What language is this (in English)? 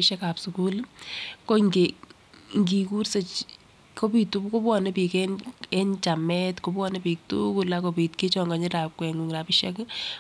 Kalenjin